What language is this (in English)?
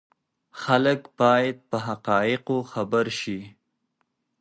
Pashto